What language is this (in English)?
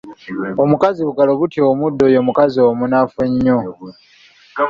Ganda